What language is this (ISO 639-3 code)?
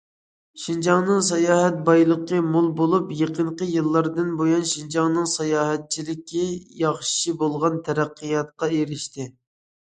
uig